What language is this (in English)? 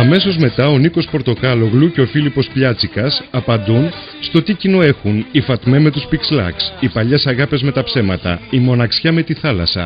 Greek